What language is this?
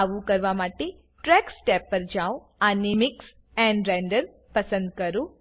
Gujarati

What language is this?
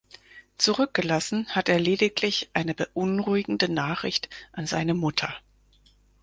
German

